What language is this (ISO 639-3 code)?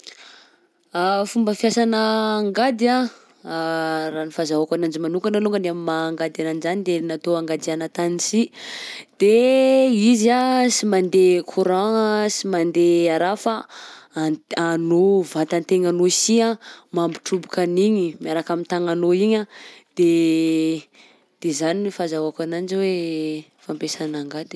bzc